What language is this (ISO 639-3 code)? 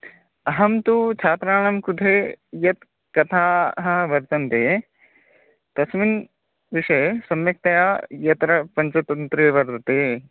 san